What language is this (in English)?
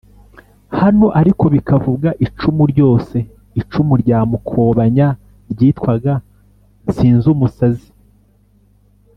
Kinyarwanda